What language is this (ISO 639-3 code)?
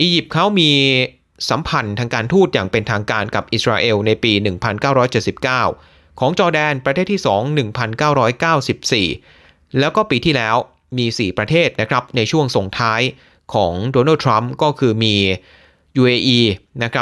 tha